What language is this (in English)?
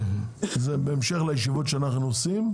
Hebrew